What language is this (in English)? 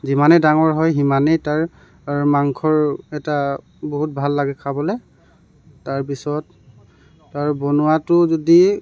Assamese